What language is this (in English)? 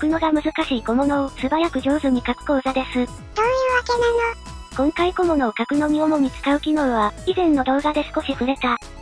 Japanese